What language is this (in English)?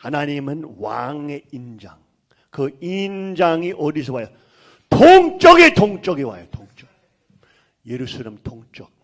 Korean